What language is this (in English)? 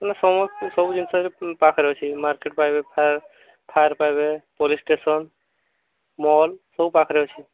Odia